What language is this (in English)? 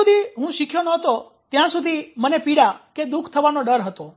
Gujarati